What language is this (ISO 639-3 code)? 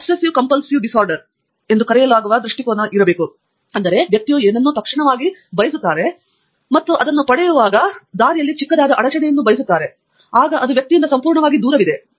kan